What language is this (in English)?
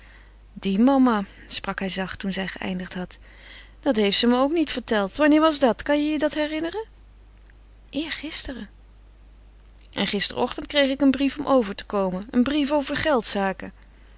Dutch